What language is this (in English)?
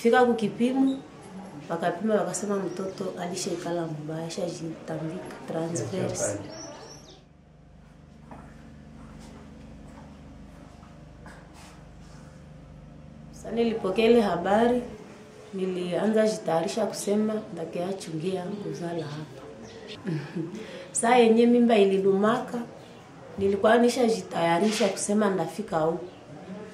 Arabic